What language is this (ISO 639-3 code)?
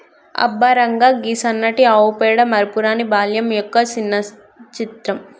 tel